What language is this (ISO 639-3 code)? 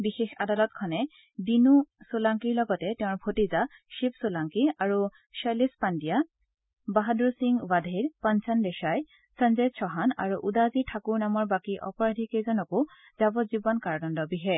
asm